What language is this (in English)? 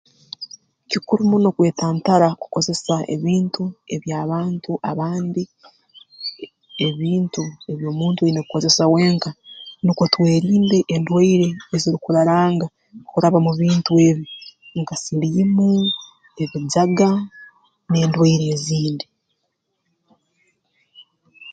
Tooro